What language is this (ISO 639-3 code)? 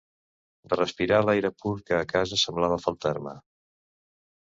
cat